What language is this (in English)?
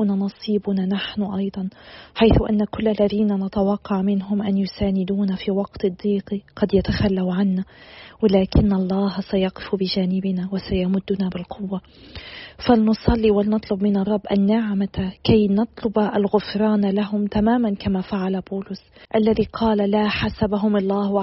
Arabic